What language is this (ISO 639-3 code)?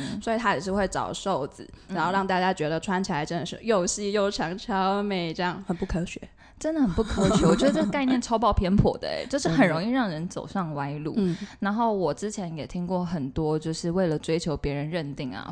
zho